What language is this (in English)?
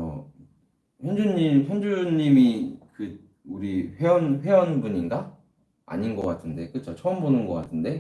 Korean